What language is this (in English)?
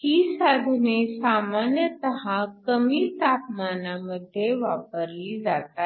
Marathi